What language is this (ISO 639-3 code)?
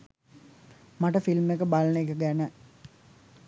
sin